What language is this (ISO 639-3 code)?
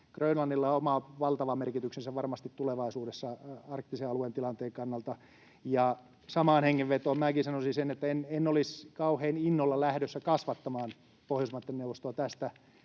fin